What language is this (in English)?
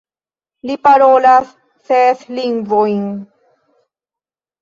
Esperanto